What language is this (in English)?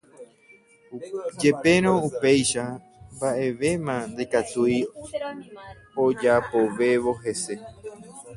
Guarani